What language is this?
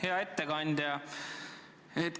Estonian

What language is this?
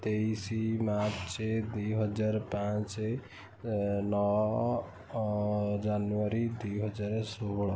Odia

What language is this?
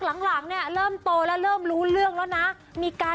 Thai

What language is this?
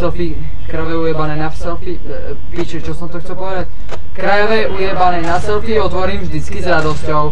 Czech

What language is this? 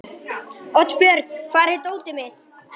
Icelandic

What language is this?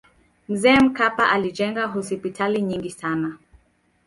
Swahili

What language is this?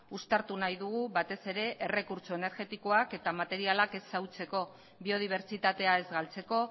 Basque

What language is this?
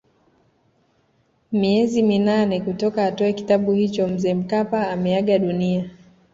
Swahili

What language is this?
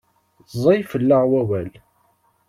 Kabyle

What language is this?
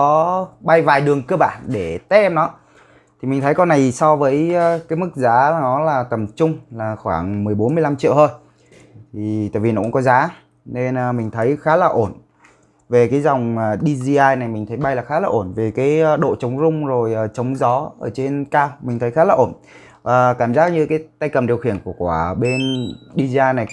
Vietnamese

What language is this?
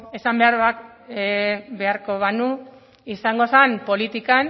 Basque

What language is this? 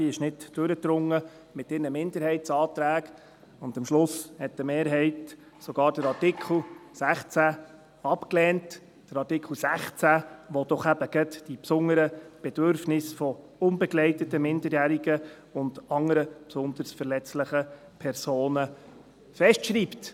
Swiss German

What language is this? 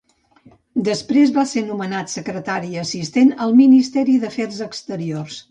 Catalan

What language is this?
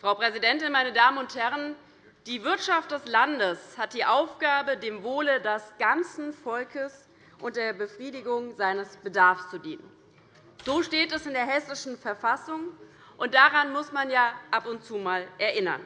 German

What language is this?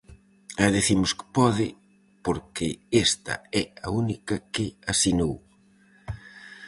Galician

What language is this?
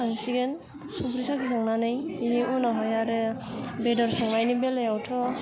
Bodo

